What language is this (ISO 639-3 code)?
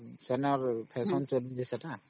ori